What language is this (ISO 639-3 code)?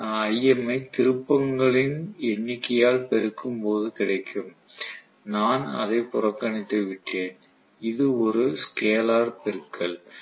tam